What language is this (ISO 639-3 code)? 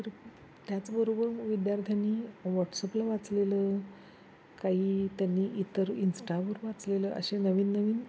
mar